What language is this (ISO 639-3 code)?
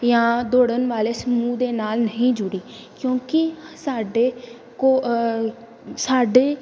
pan